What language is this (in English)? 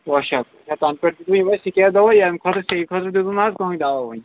Kashmiri